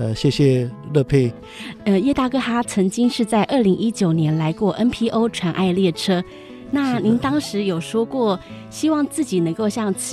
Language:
Chinese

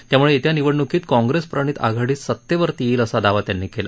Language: Marathi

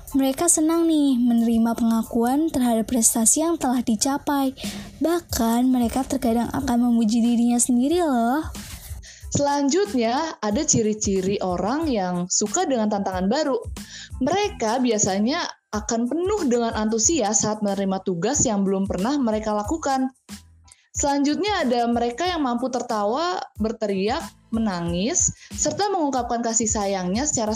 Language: Indonesian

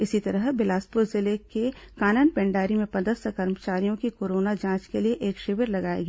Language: Hindi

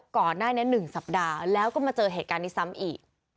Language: Thai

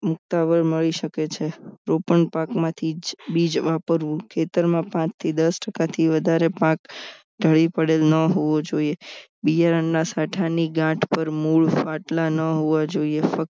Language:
Gujarati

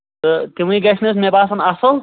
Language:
Kashmiri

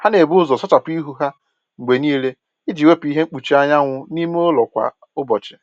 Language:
Igbo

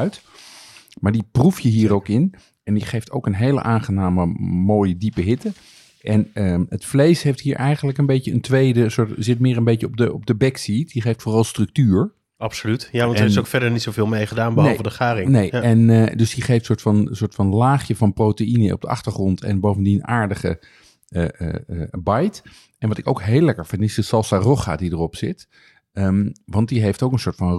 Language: Dutch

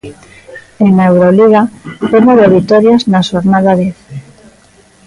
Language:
Galician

